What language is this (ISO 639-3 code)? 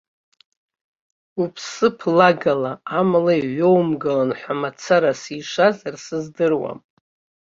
abk